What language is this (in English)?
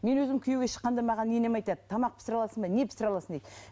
Kazakh